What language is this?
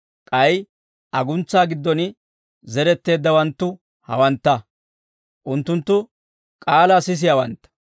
Dawro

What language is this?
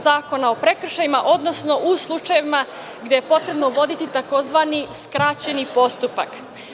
Serbian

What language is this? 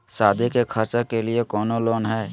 Magahi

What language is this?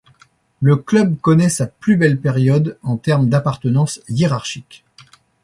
French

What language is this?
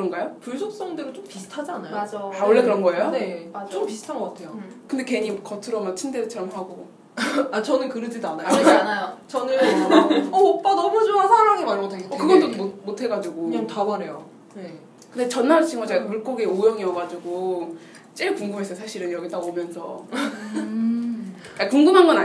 Korean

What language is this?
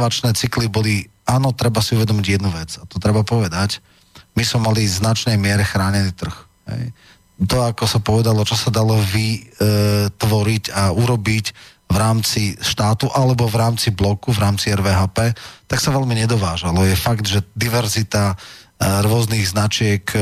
Slovak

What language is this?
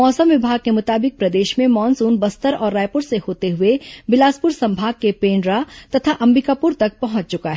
Hindi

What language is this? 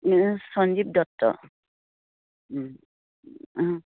Assamese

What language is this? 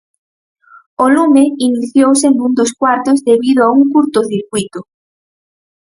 Galician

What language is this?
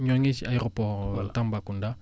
Wolof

